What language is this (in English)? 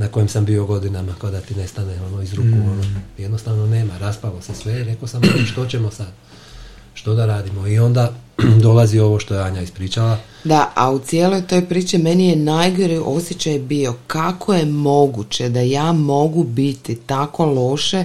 Croatian